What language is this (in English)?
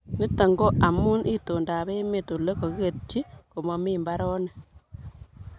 Kalenjin